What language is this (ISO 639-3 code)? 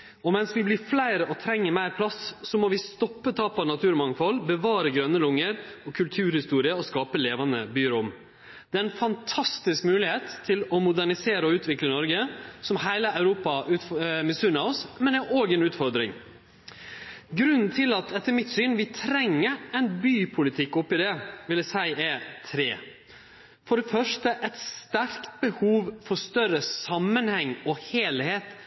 nno